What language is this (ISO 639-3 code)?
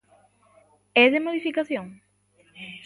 glg